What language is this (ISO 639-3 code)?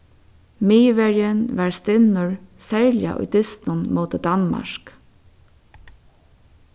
fao